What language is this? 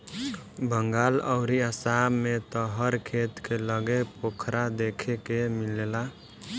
Bhojpuri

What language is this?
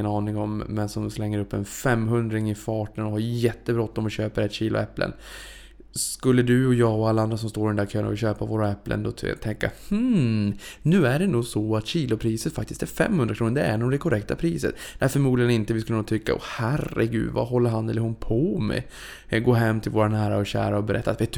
Swedish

